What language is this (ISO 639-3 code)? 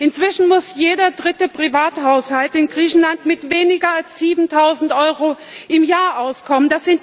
deu